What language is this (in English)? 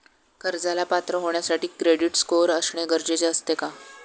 Marathi